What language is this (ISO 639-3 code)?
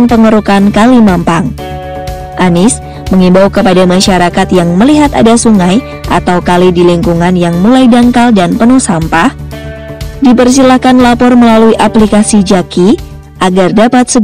ind